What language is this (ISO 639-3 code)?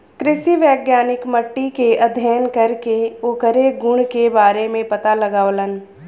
bho